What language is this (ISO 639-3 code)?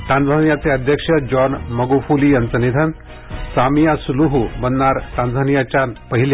mar